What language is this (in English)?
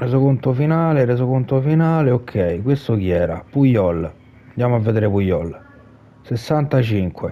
Italian